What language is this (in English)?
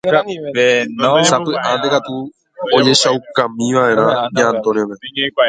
Guarani